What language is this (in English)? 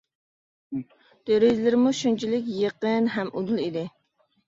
Uyghur